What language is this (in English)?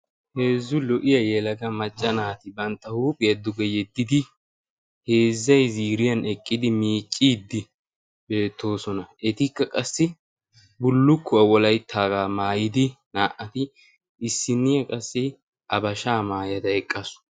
Wolaytta